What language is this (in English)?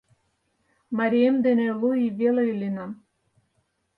Mari